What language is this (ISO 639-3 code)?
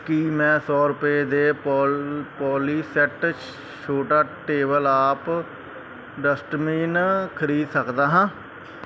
pan